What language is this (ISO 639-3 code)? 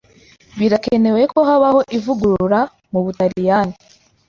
kin